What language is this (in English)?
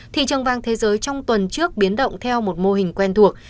Vietnamese